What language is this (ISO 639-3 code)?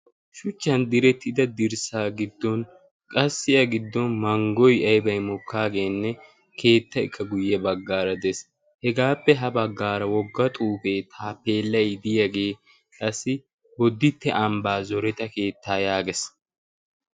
wal